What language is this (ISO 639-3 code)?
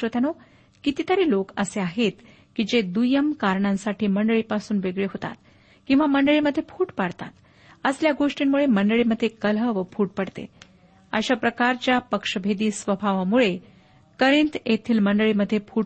mar